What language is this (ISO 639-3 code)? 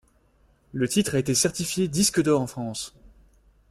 fra